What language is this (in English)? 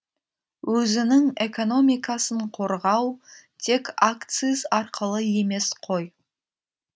Kazakh